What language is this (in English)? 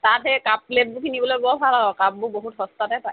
Assamese